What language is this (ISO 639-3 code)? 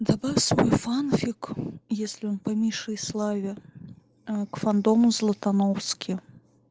rus